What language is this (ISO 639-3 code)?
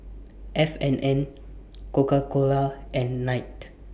eng